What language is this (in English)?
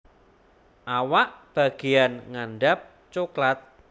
Javanese